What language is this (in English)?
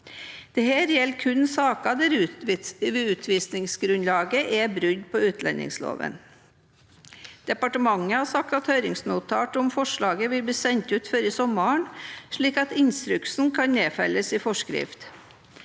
Norwegian